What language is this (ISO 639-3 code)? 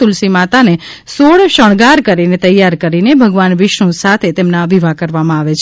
guj